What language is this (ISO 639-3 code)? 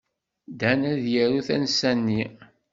kab